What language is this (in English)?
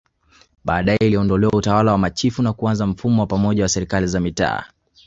Swahili